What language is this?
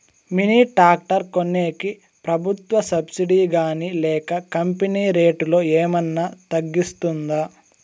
Telugu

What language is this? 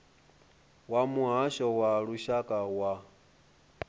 Venda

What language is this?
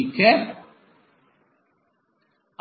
Hindi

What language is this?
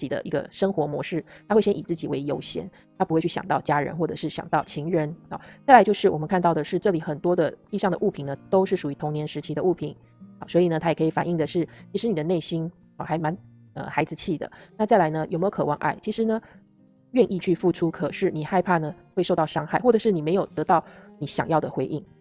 Chinese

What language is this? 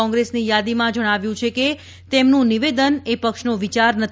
Gujarati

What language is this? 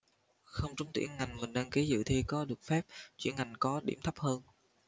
Vietnamese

